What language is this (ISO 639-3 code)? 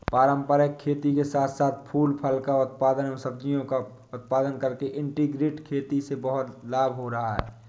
hin